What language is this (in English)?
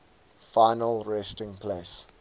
English